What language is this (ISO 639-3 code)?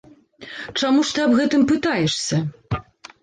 bel